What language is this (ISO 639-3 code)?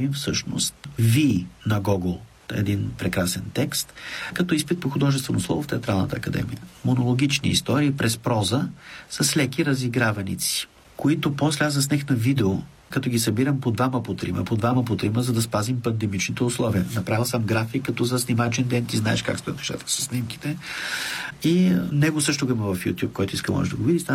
bul